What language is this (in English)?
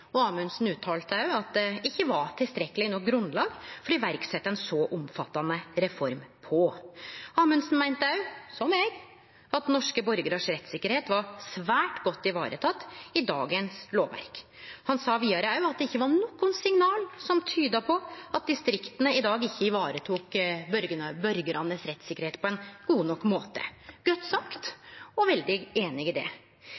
Norwegian Nynorsk